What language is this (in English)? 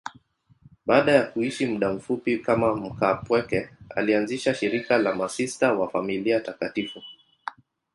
Swahili